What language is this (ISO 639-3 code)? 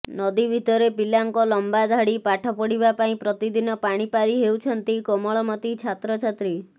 ori